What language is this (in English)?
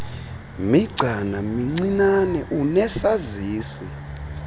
Xhosa